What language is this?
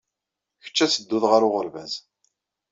Kabyle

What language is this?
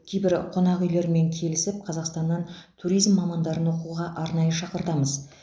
Kazakh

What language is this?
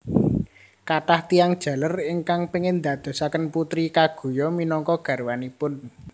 Javanese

